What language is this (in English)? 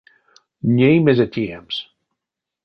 Erzya